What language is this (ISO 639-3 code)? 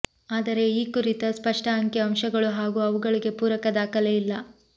kan